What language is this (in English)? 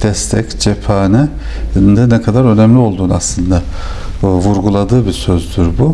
Turkish